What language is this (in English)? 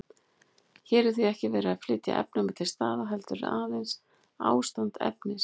Icelandic